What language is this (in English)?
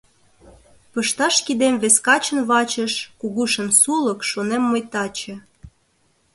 Mari